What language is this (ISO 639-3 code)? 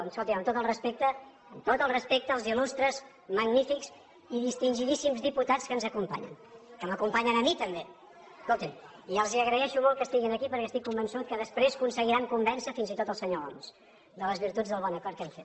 cat